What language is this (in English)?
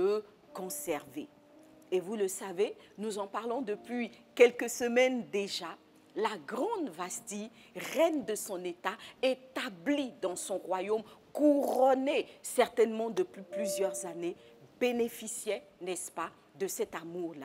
French